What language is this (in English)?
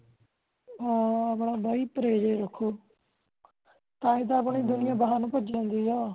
Punjabi